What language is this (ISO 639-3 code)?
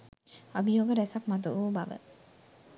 sin